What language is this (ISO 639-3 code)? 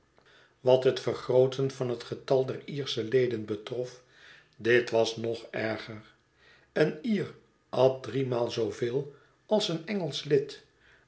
nld